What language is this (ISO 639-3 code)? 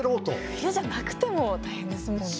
jpn